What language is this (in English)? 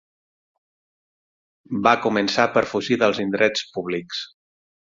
Catalan